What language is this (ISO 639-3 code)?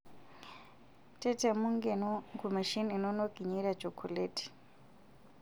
mas